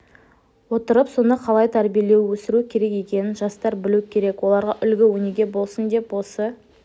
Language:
Kazakh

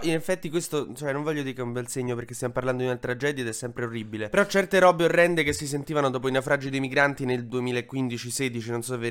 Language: Italian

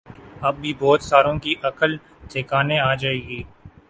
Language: Urdu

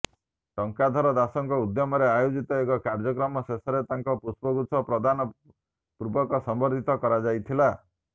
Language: Odia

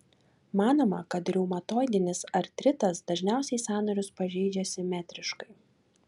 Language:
Lithuanian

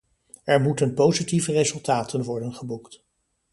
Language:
Dutch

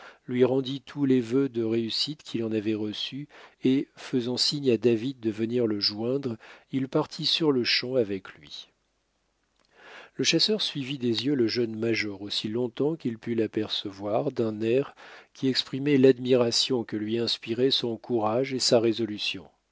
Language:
French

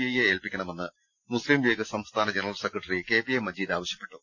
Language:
Malayalam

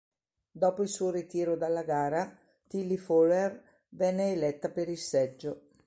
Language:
Italian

